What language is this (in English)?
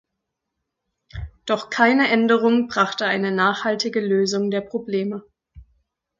German